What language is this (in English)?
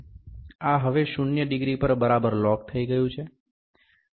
Gujarati